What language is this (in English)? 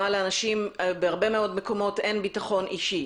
Hebrew